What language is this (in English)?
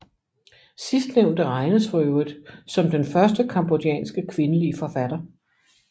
Danish